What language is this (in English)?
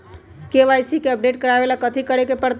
Magahi